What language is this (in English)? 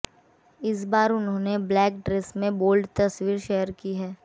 Hindi